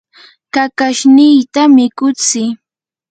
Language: Yanahuanca Pasco Quechua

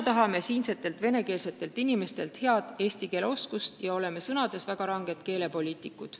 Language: Estonian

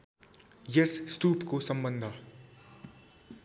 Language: Nepali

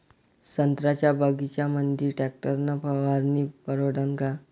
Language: Marathi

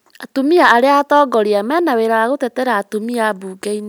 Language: Kikuyu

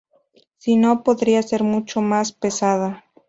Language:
Spanish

